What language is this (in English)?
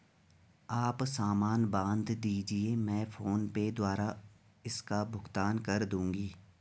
Hindi